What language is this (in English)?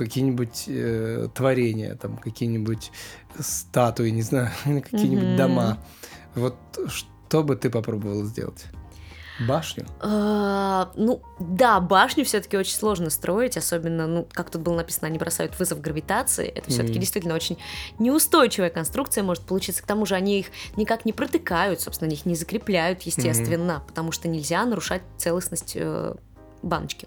Russian